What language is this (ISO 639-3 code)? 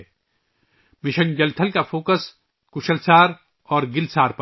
urd